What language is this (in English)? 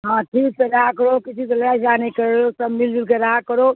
Urdu